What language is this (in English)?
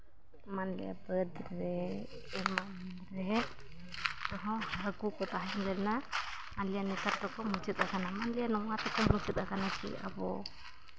Santali